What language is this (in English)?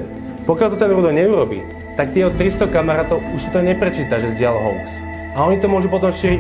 Polish